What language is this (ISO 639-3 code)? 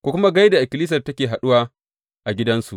hau